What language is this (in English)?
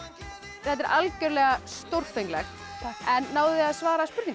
Icelandic